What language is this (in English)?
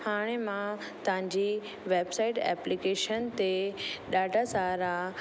Sindhi